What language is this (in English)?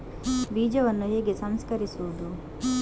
Kannada